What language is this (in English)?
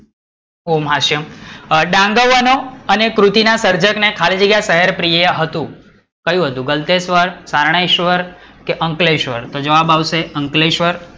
Gujarati